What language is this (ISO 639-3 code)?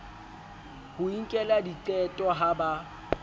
sot